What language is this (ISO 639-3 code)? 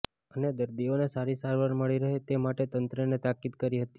guj